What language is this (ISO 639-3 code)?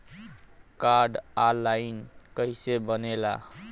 bho